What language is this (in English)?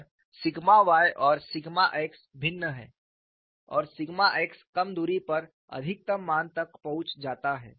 Hindi